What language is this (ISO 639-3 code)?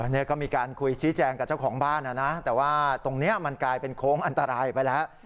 tha